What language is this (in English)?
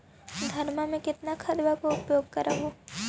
Magahi